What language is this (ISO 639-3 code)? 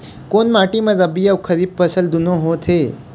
hne